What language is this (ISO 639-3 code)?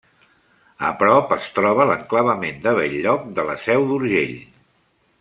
cat